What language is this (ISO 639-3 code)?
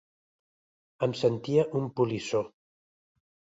cat